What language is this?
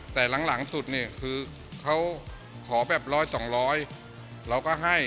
Thai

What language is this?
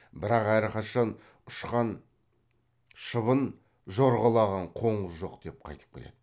Kazakh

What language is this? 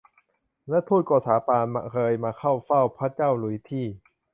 Thai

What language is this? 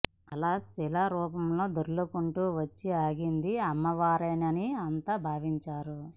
Telugu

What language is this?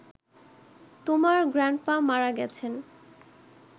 Bangla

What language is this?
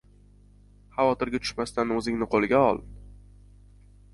Uzbek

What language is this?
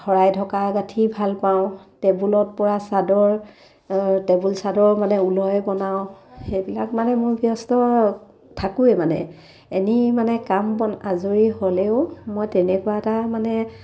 Assamese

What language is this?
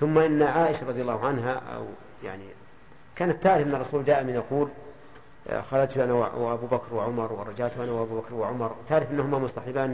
Arabic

